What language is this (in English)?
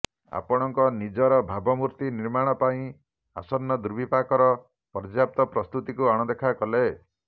Odia